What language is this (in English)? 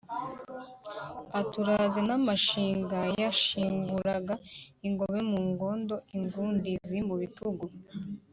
Kinyarwanda